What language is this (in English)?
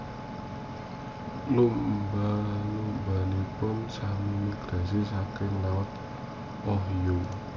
Javanese